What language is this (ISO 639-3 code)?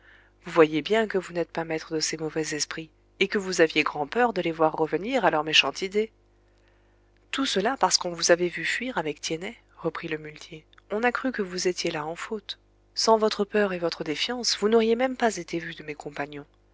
fra